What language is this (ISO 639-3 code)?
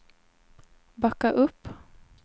swe